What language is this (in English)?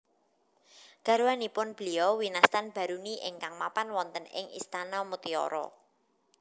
Javanese